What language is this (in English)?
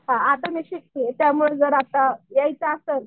Marathi